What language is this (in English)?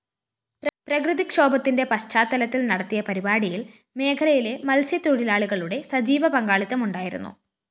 Malayalam